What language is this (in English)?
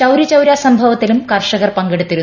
Malayalam